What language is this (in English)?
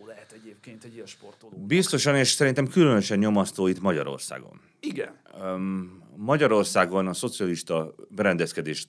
Hungarian